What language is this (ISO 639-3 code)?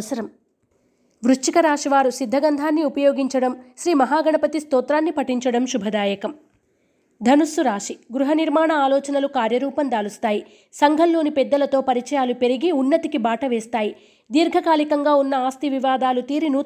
tel